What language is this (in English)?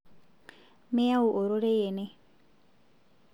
Masai